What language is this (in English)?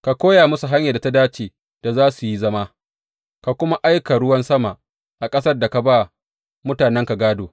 Hausa